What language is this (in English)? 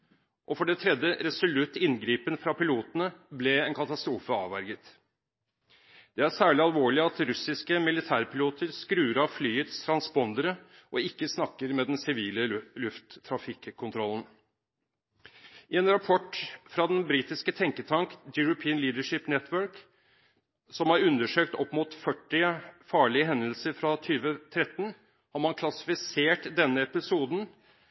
Norwegian Bokmål